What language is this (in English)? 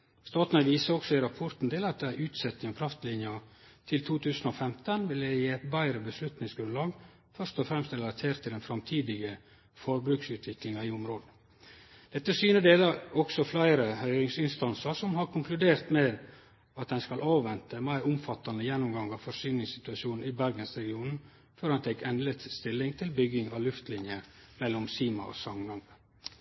Norwegian Nynorsk